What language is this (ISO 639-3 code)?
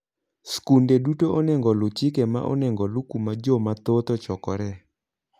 luo